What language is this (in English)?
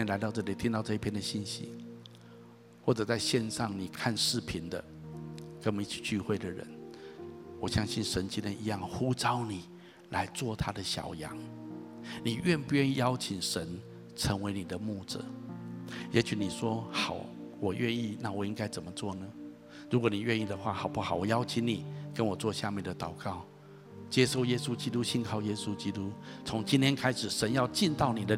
Chinese